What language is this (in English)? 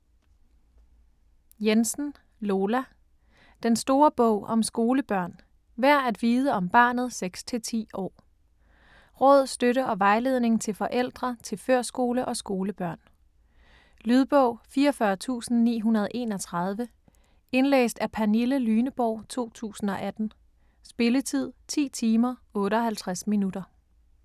Danish